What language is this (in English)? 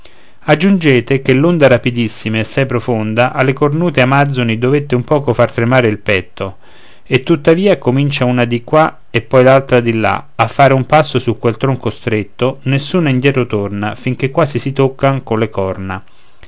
Italian